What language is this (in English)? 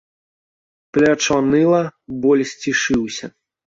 Belarusian